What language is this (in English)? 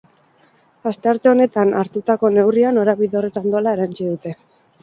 Basque